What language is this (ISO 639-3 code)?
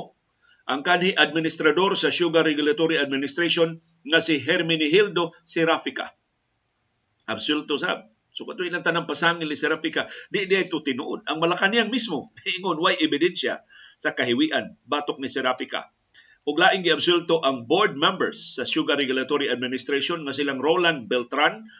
fil